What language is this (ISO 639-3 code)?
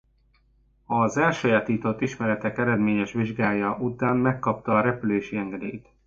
hun